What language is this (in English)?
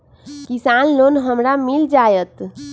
Magahi